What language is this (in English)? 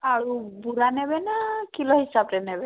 Odia